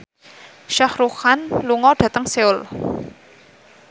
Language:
Javanese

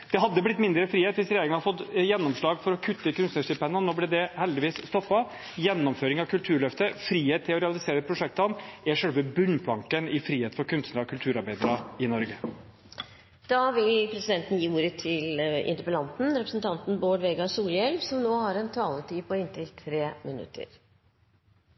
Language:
Norwegian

